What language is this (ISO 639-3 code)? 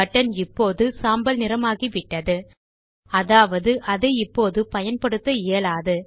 tam